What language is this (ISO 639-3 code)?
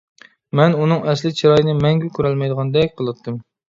uig